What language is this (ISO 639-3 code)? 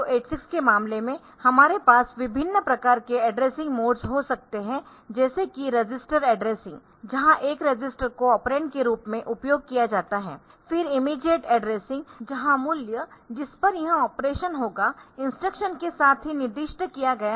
hin